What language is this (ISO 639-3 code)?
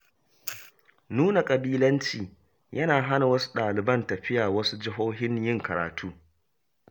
hau